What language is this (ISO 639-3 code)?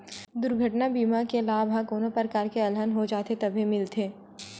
hne